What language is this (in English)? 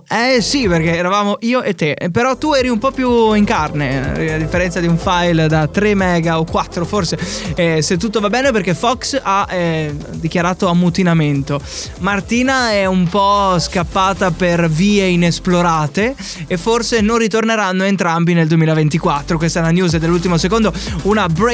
Italian